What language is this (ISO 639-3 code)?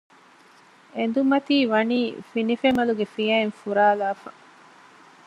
div